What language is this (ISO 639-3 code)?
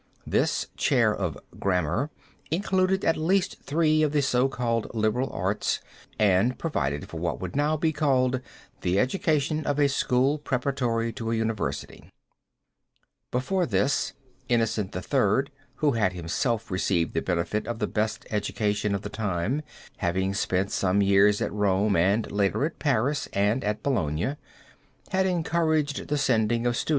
eng